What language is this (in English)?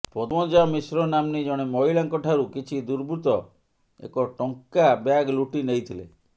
Odia